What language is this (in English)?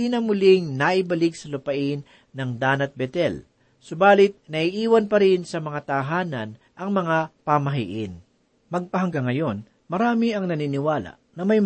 Filipino